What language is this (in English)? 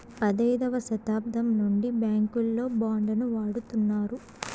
Telugu